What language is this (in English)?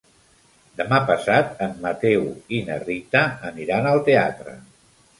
Catalan